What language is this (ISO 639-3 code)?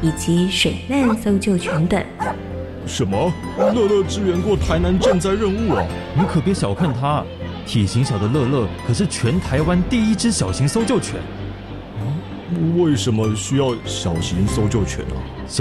zho